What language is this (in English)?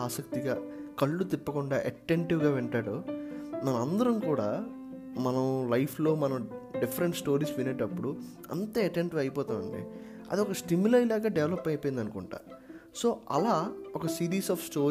Telugu